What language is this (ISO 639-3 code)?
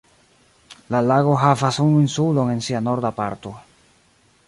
epo